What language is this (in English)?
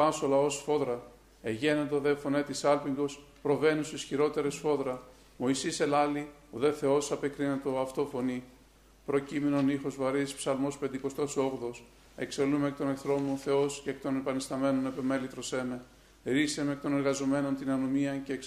Greek